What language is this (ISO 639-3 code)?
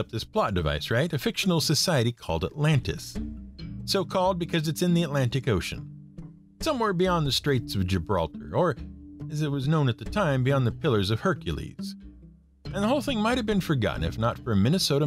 eng